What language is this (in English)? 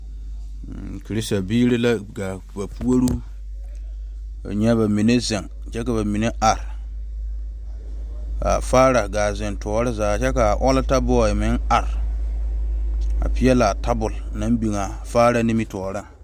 Southern Dagaare